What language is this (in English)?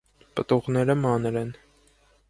Armenian